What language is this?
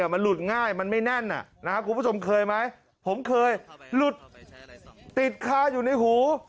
Thai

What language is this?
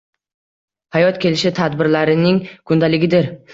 Uzbek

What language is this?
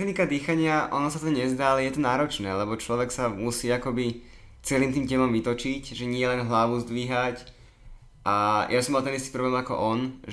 Slovak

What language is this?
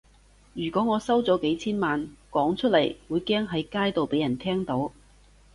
Cantonese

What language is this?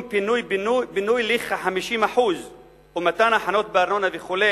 Hebrew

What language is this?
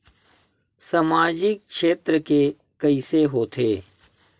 Chhattisgarhi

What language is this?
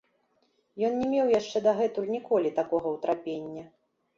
Belarusian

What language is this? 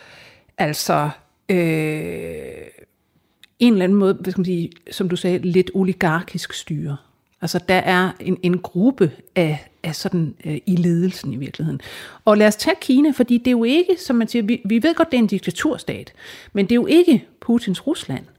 Danish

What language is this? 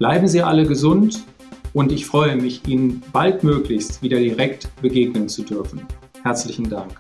German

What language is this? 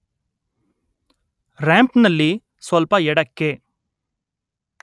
Kannada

